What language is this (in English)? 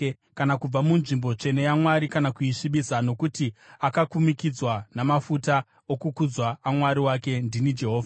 Shona